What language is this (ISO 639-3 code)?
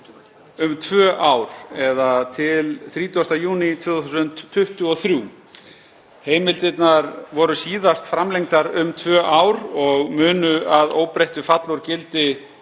isl